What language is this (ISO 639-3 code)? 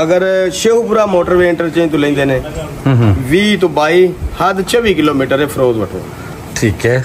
pan